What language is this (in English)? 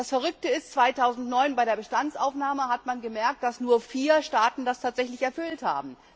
German